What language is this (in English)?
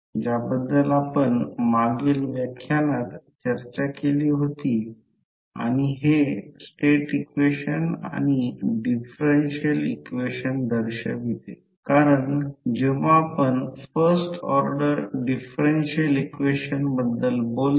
Marathi